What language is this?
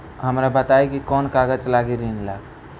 Bhojpuri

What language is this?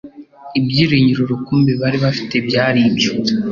Kinyarwanda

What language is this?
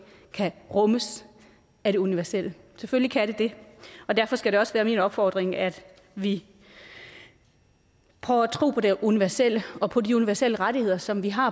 Danish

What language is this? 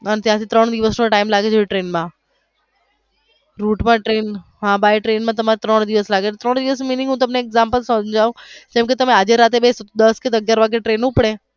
Gujarati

